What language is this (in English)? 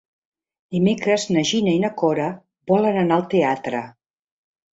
Catalan